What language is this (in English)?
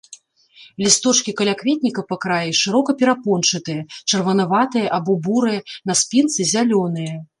Belarusian